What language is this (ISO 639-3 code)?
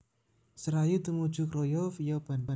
jav